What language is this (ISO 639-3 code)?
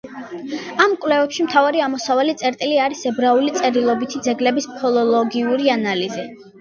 kat